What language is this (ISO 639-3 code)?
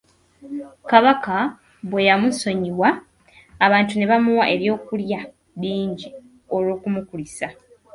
lug